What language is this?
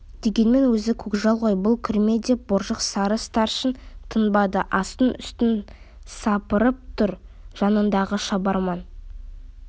Kazakh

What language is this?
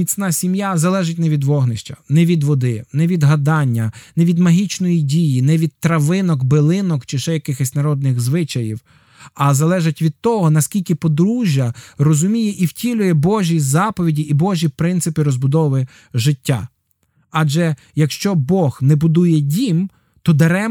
Ukrainian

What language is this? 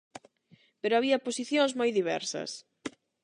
Galician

